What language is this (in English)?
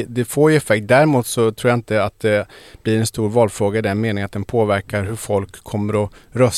Swedish